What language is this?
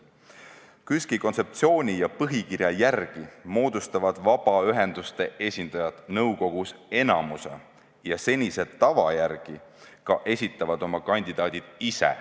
Estonian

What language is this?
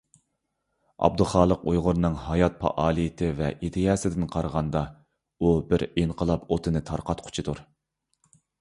Uyghur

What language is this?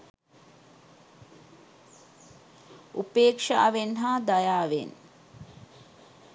Sinhala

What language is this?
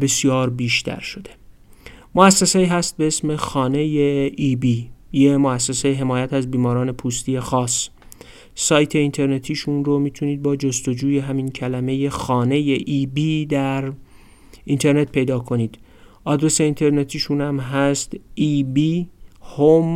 Persian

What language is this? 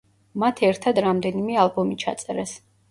Georgian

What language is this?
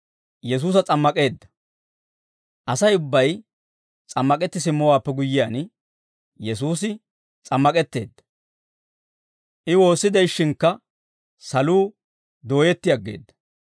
Dawro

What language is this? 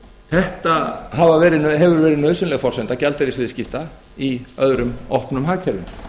Icelandic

